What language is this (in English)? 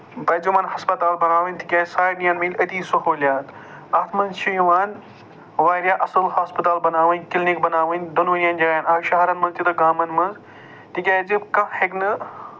Kashmiri